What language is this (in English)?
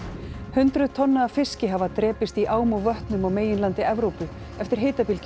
Icelandic